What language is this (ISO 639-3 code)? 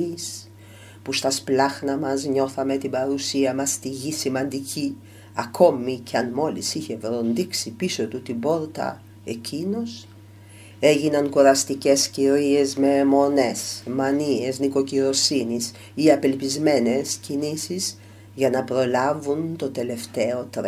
ell